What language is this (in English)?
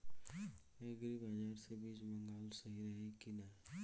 Bhojpuri